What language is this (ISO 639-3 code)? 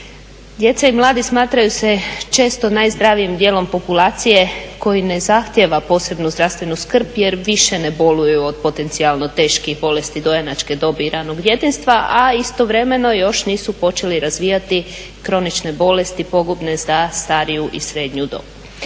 hrv